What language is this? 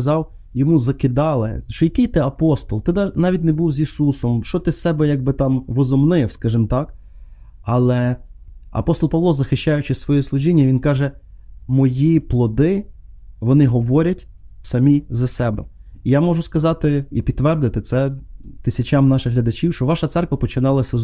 Ukrainian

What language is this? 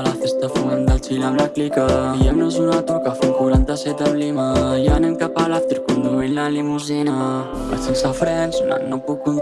Catalan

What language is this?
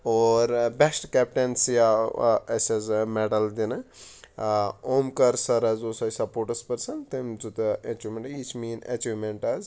Kashmiri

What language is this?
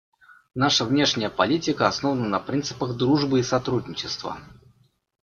Russian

